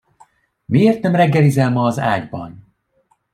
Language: Hungarian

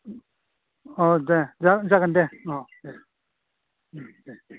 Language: Bodo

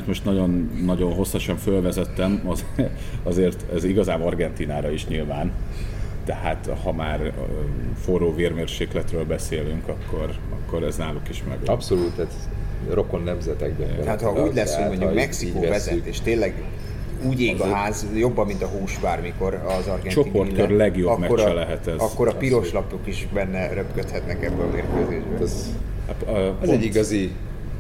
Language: Hungarian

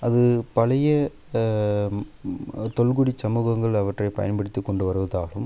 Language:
Tamil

